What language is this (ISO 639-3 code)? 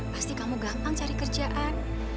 ind